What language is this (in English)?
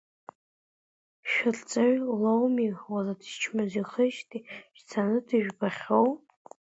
Abkhazian